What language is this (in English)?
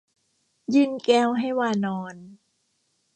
Thai